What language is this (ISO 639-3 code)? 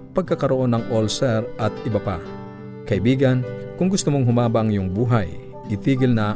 fil